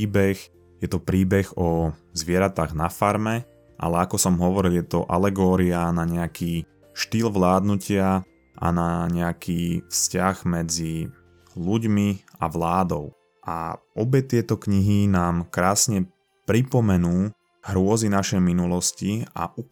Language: Slovak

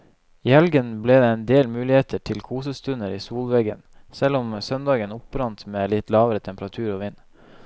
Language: Norwegian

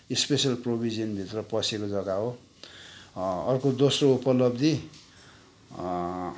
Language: Nepali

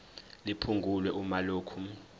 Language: Zulu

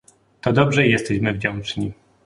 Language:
Polish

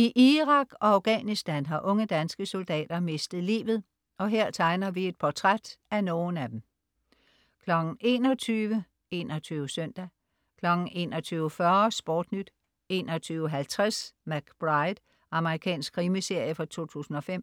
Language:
Danish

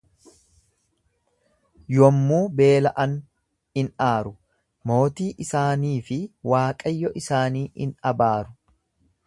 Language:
Oromo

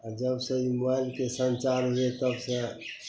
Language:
Maithili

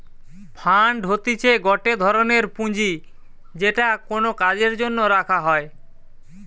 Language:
Bangla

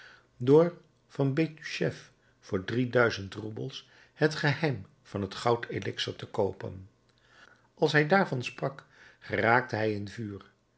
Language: Dutch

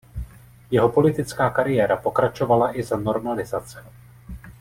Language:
Czech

